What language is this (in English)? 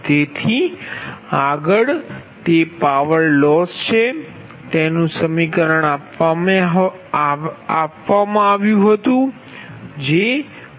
Gujarati